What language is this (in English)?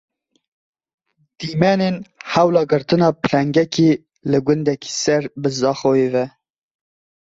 Kurdish